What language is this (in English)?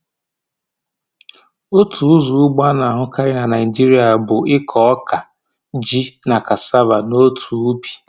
Igbo